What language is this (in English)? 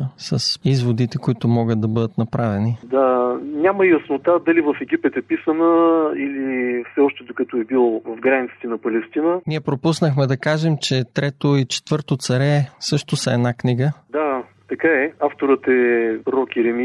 Bulgarian